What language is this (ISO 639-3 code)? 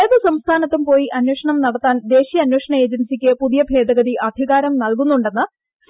mal